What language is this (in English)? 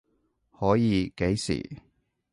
Cantonese